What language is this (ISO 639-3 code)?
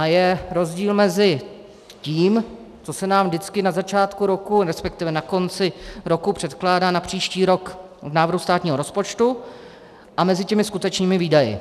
ces